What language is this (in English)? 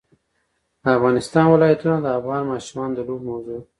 Pashto